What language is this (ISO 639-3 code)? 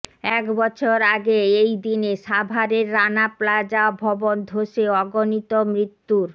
ben